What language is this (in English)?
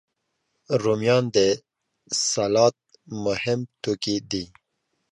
Pashto